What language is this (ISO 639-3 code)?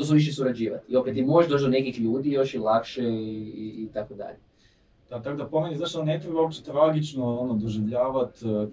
hrv